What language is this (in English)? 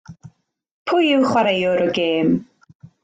Welsh